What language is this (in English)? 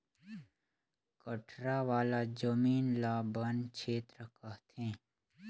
Chhattisgarhi